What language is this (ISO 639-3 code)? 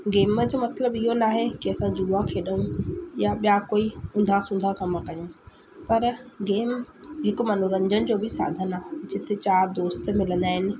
snd